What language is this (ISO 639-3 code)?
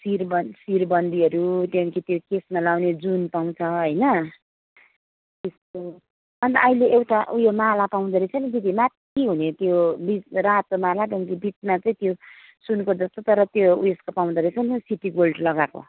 nep